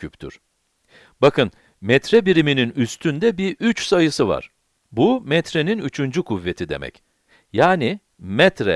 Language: Turkish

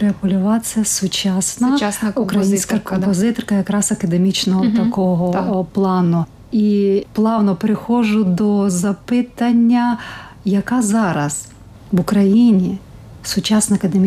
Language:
Ukrainian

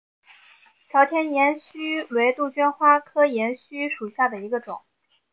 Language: Chinese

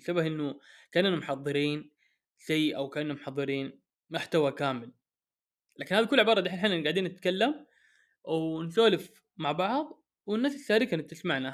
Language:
Arabic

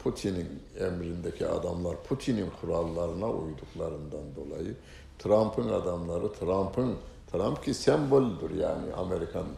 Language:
Turkish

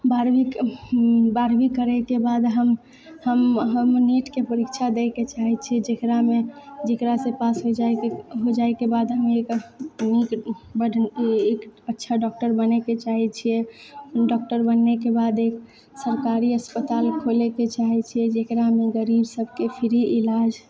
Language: Maithili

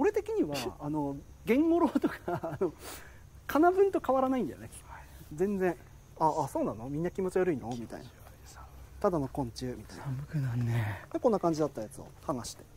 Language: Japanese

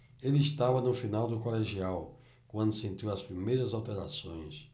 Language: Portuguese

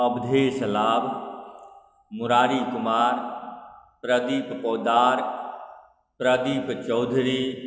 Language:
Maithili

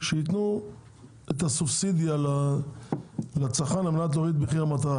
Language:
Hebrew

